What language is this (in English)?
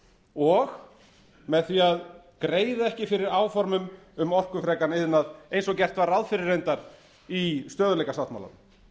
Icelandic